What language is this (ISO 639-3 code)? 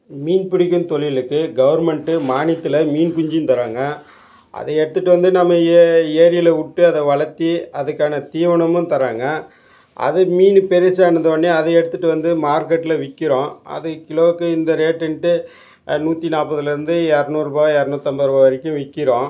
tam